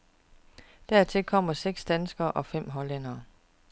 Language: Danish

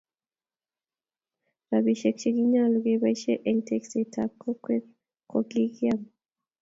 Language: Kalenjin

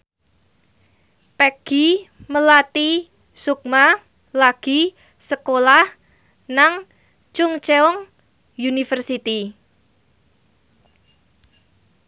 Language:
Javanese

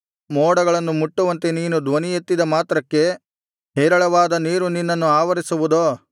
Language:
Kannada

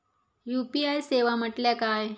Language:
Marathi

